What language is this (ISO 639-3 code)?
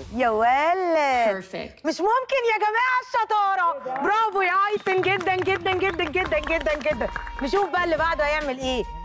ara